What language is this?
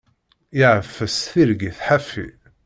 Kabyle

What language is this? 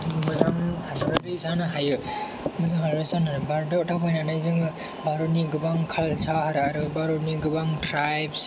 Bodo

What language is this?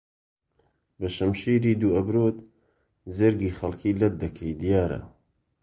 Central Kurdish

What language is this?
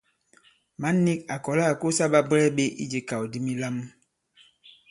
Bankon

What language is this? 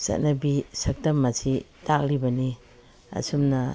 Manipuri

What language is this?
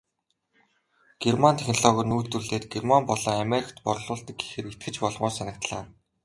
Mongolian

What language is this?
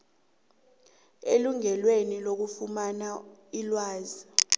South Ndebele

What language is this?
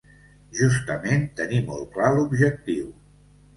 Catalan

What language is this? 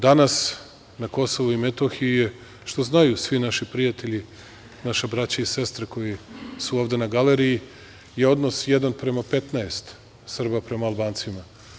Serbian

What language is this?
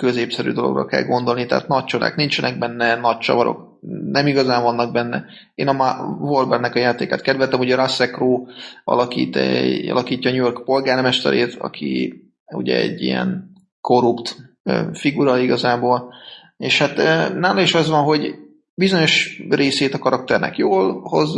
Hungarian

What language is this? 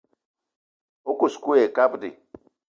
Eton (Cameroon)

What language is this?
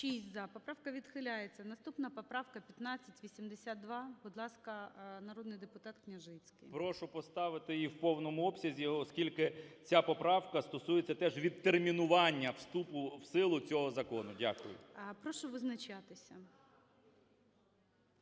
Ukrainian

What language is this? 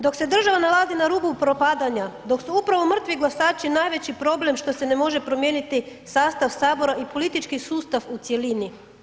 Croatian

